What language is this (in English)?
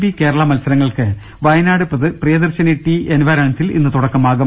Malayalam